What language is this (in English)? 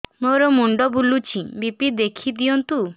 Odia